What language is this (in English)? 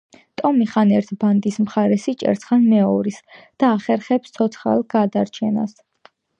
Georgian